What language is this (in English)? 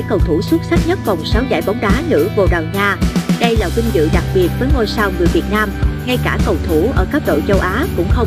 Vietnamese